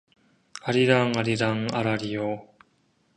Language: Korean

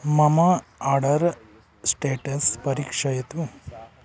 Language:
Sanskrit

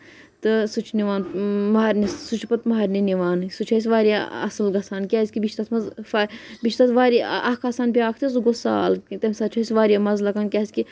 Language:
Kashmiri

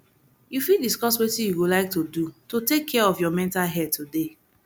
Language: Nigerian Pidgin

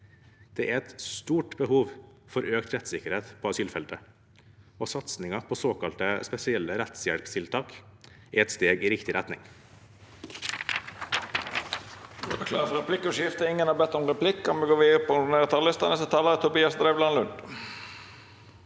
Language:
Norwegian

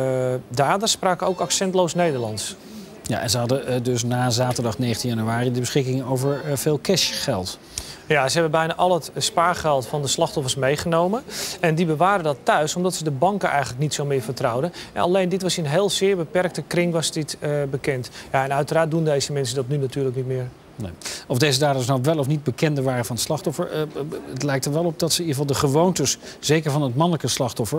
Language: Dutch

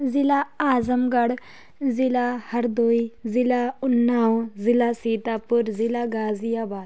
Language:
Urdu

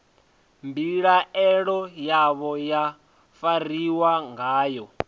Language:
Venda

